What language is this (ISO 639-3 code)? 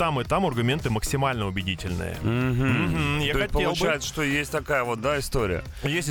rus